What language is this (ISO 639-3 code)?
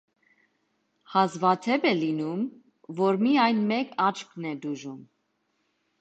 hye